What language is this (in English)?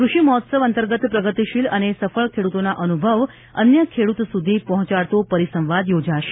Gujarati